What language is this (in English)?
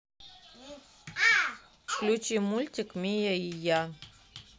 Russian